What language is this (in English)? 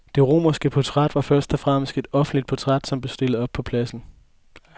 Danish